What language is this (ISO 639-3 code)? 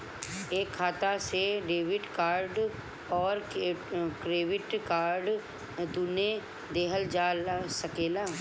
bho